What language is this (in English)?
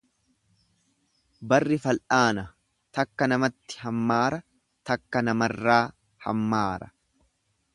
Oromo